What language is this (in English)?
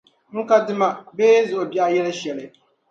Dagbani